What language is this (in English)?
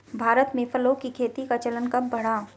Hindi